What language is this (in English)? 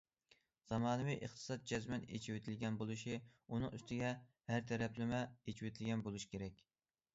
Uyghur